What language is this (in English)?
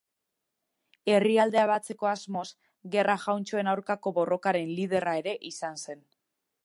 Basque